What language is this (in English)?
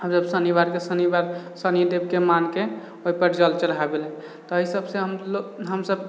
Maithili